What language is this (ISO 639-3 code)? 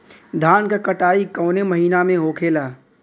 bho